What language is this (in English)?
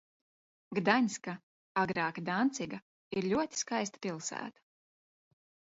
Latvian